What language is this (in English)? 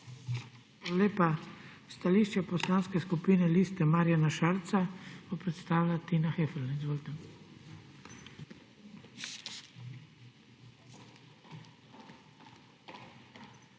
Slovenian